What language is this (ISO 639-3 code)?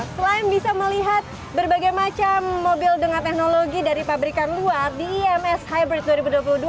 ind